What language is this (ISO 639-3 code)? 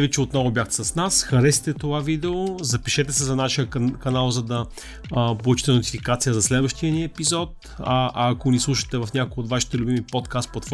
bul